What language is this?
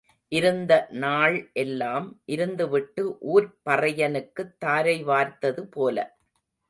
Tamil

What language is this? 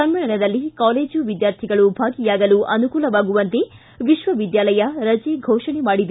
Kannada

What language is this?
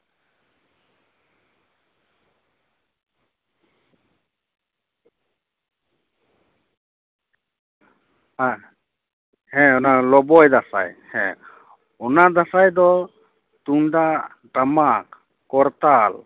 Santali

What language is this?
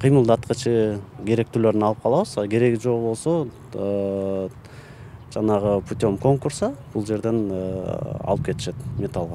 Turkish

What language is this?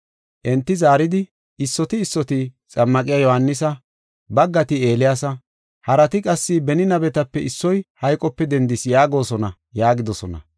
Gofa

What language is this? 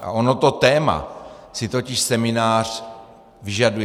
Czech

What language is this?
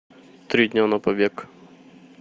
Russian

